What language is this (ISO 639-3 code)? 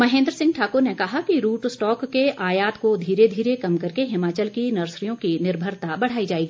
hin